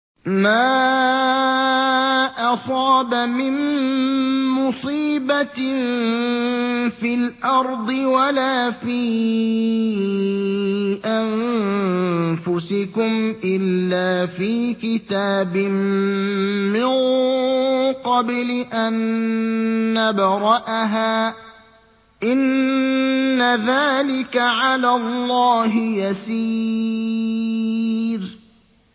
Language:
Arabic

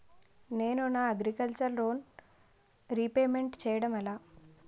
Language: Telugu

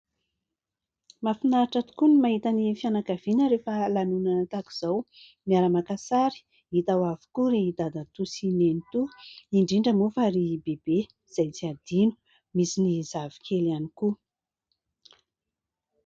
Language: Malagasy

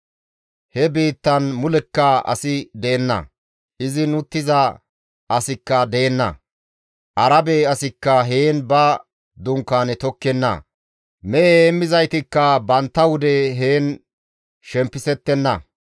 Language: Gamo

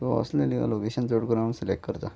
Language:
Konkani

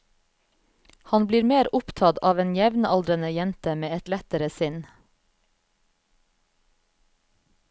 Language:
Norwegian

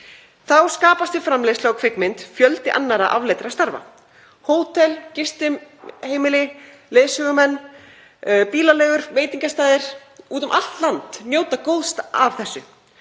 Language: Icelandic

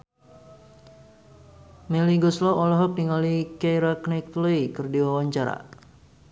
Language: Sundanese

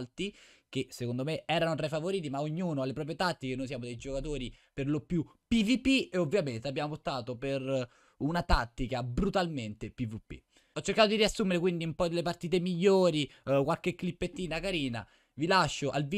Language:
Italian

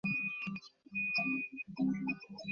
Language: Bangla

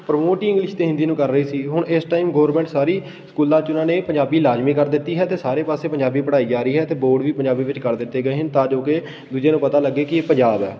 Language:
Punjabi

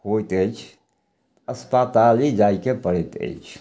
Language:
Maithili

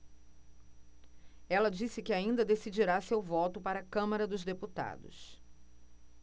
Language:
Portuguese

